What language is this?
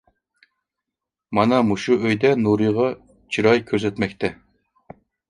Uyghur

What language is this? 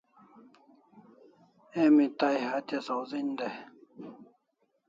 Kalasha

